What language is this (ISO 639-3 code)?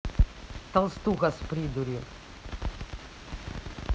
rus